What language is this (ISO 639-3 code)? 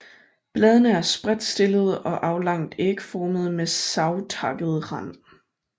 dan